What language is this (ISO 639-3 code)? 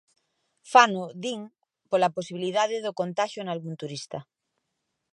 glg